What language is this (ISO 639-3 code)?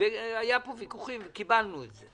heb